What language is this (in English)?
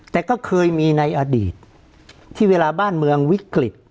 Thai